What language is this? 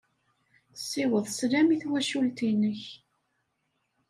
Kabyle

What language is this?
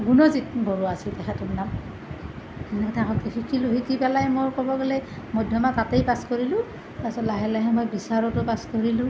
Assamese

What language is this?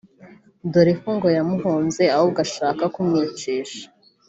Kinyarwanda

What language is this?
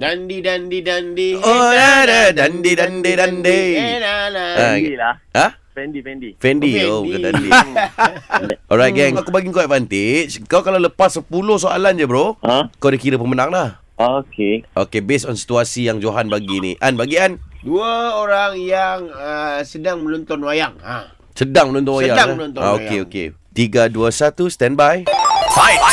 Malay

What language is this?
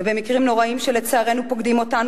Hebrew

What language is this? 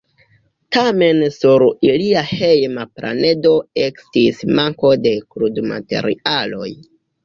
Esperanto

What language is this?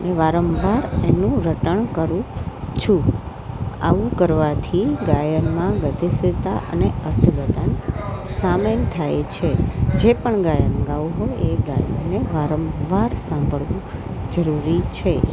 Gujarati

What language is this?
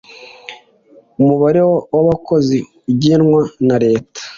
Kinyarwanda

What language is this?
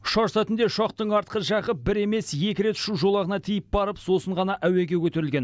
Kazakh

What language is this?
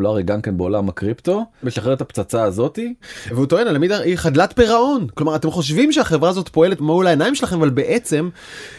Hebrew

